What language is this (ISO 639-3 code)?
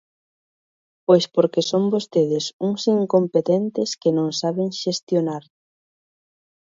glg